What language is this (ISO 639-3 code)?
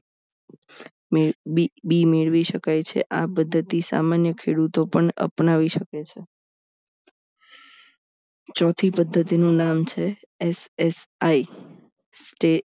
guj